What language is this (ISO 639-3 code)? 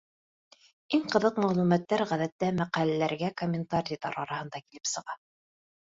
bak